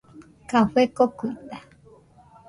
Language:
Nüpode Huitoto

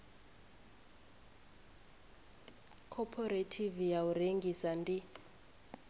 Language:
Venda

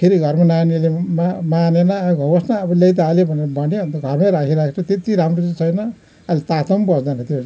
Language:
Nepali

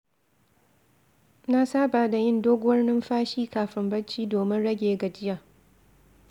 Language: Hausa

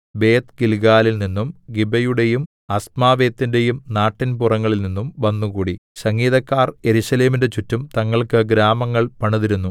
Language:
Malayalam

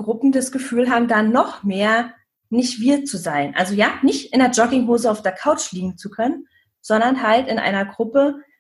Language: German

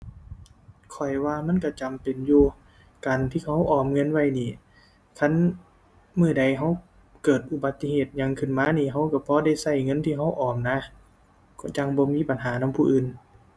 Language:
Thai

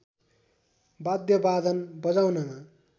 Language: Nepali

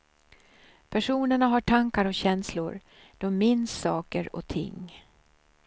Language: Swedish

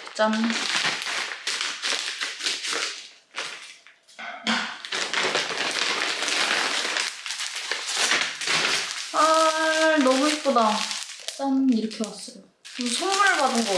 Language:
Korean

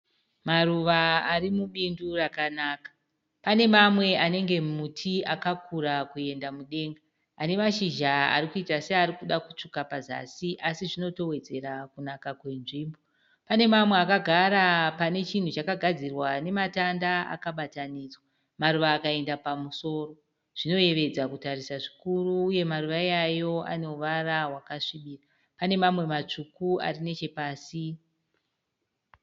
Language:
Shona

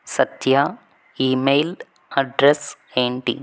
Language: Telugu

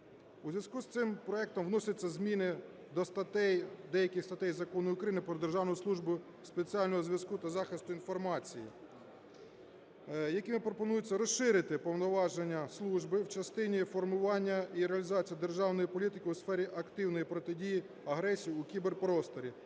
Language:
Ukrainian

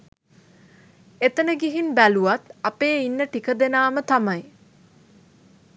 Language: Sinhala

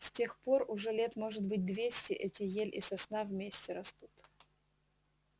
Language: Russian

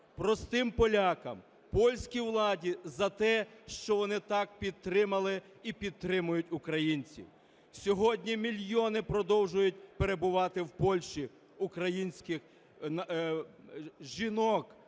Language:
Ukrainian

